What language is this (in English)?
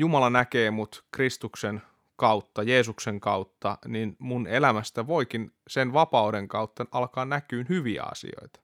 Finnish